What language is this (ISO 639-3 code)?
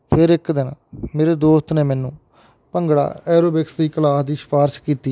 pan